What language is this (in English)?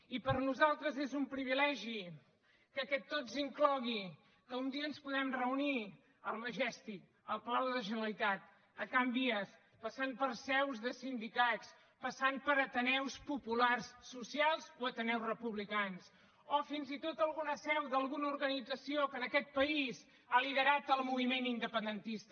Catalan